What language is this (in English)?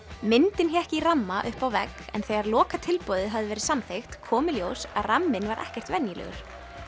Icelandic